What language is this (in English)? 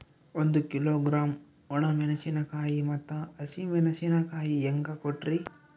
Kannada